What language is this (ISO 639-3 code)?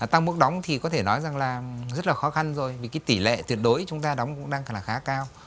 vie